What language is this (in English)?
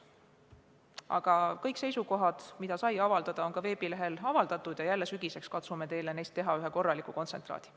Estonian